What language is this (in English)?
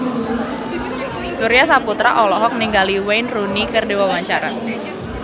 Sundanese